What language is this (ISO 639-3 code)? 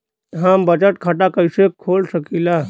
bho